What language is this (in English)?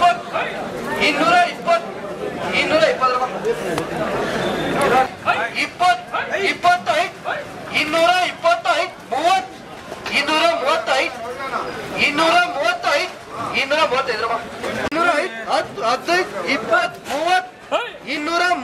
Kannada